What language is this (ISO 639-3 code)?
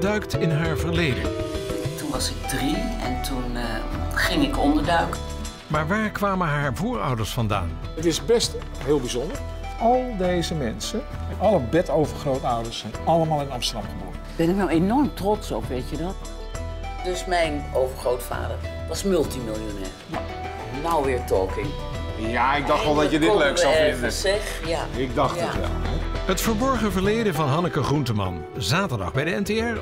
nld